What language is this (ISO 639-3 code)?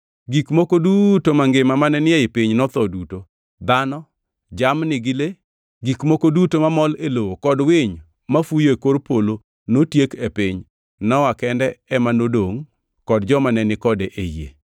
luo